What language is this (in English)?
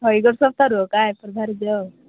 Odia